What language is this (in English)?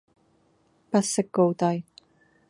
Cantonese